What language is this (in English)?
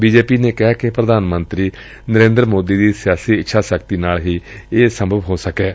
Punjabi